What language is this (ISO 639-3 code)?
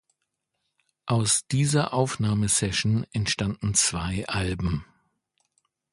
deu